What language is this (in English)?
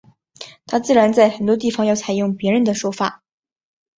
Chinese